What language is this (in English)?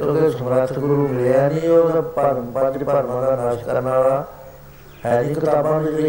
Punjabi